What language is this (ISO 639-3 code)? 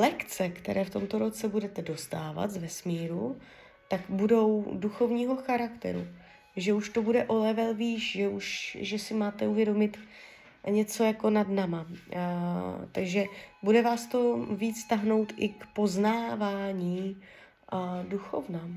ces